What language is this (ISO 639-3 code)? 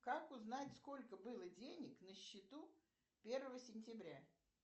rus